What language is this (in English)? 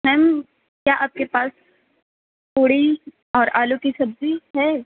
Urdu